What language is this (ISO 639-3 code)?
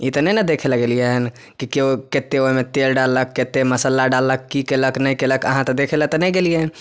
mai